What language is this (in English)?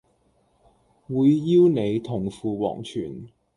Cantonese